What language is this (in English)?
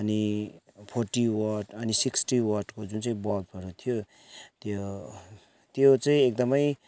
Nepali